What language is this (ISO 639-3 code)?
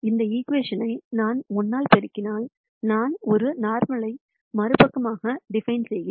tam